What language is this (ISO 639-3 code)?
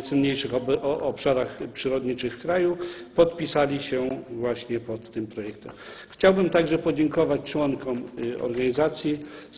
pol